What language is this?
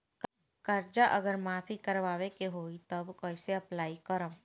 Bhojpuri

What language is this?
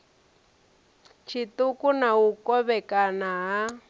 Venda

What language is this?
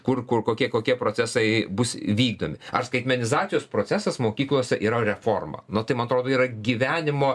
Lithuanian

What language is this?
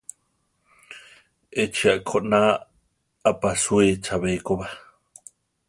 Central Tarahumara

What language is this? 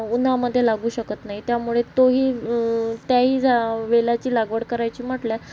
Marathi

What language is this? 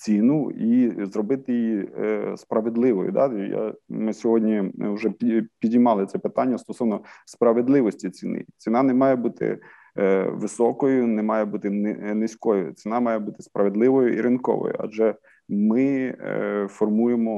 Ukrainian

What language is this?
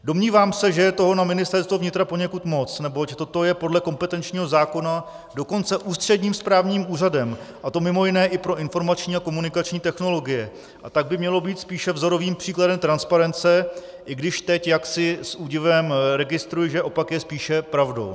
Czech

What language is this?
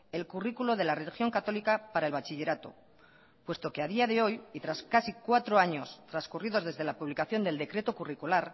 Spanish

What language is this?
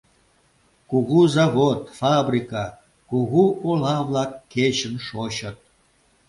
Mari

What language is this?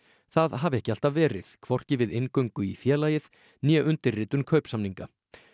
Icelandic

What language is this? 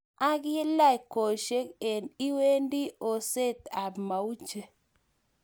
Kalenjin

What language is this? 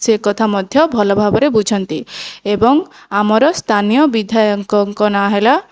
Odia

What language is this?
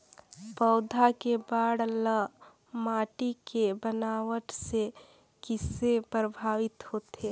Chhattisgarhi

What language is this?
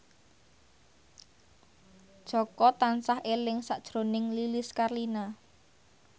Javanese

